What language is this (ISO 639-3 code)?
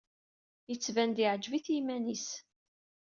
kab